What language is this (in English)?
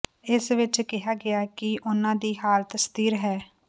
Punjabi